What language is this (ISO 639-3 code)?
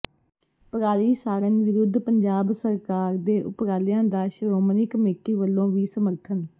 pan